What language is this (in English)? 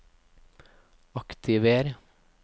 Norwegian